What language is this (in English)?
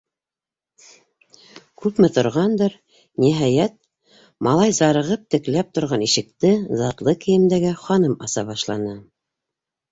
Bashkir